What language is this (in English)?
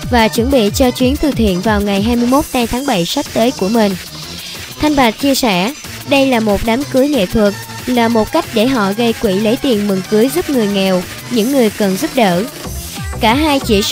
Vietnamese